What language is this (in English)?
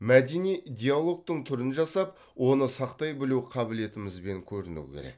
Kazakh